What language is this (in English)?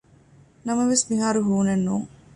Divehi